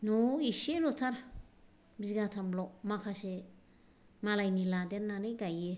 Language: Bodo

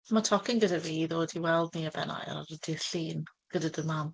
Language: Welsh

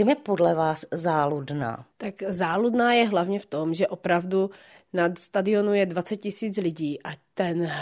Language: Czech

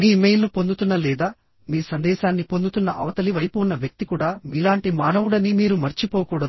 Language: Telugu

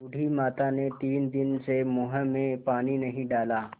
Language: Hindi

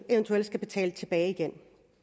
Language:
Danish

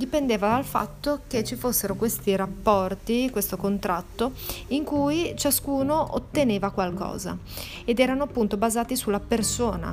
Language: Italian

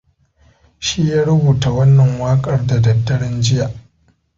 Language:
Hausa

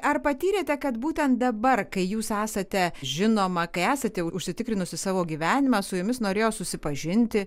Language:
Lithuanian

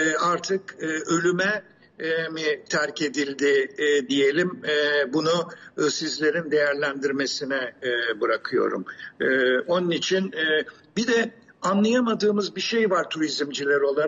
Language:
Turkish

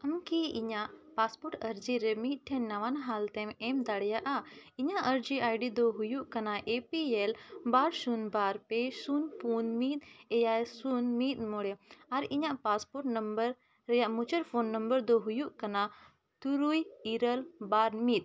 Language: Santali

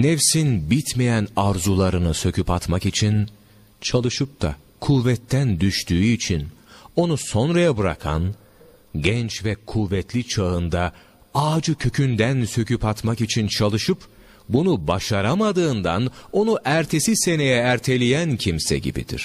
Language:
Turkish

